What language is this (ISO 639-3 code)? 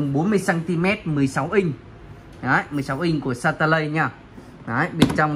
vie